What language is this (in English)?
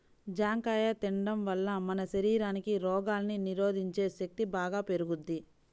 Telugu